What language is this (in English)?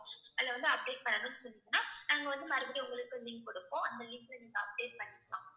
Tamil